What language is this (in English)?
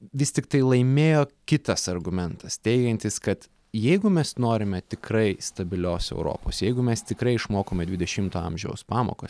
Lithuanian